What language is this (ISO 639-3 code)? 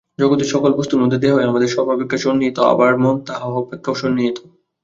ben